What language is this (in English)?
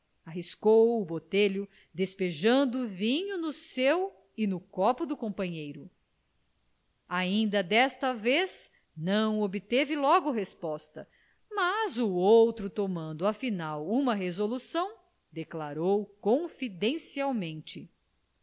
Portuguese